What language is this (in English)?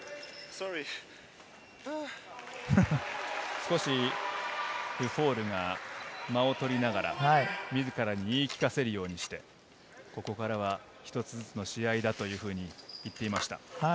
Japanese